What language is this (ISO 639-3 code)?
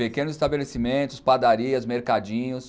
por